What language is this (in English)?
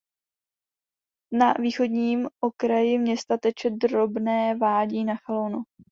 Czech